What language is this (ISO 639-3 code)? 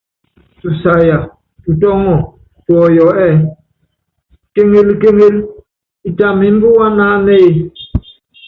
yav